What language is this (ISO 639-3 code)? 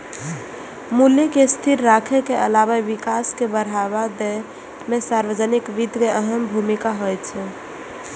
mai